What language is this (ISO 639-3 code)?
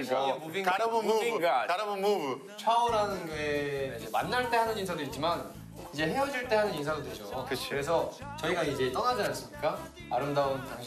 kor